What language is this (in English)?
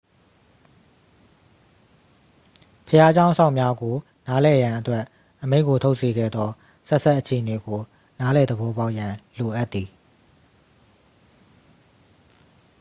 Burmese